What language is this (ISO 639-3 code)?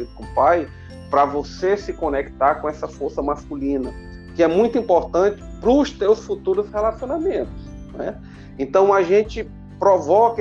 por